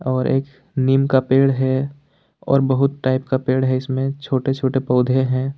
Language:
Hindi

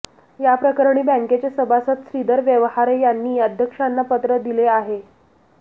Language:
Marathi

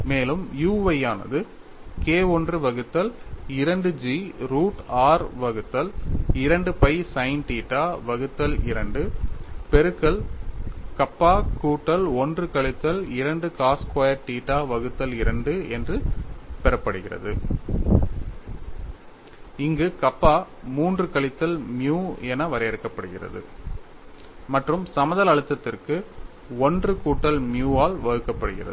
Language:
Tamil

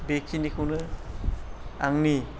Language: Bodo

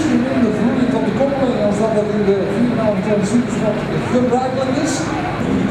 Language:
Dutch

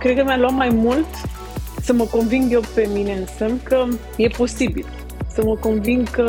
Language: Romanian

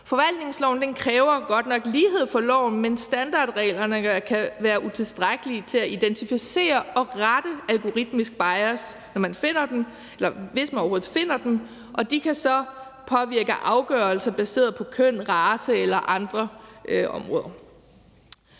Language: Danish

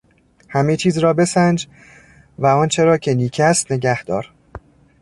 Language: Persian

